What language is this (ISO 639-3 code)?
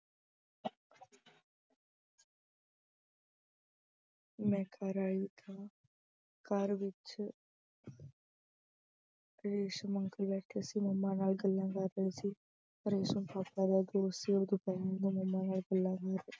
pan